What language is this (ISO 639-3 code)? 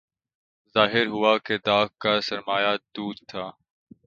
urd